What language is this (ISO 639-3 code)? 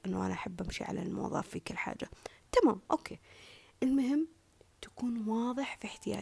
ara